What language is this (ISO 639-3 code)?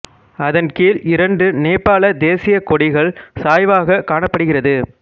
tam